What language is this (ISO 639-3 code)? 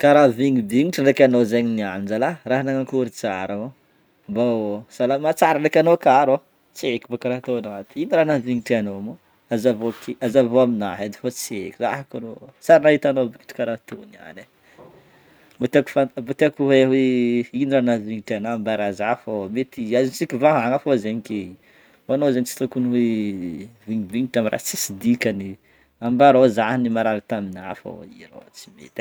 bmm